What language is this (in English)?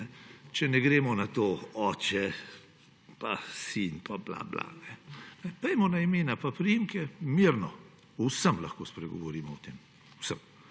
Slovenian